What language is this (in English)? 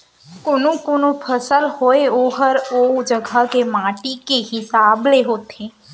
Chhattisgarhi